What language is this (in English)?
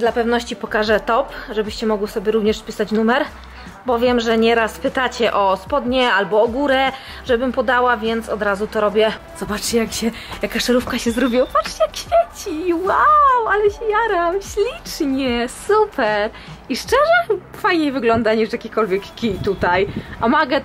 Polish